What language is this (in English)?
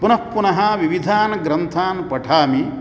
Sanskrit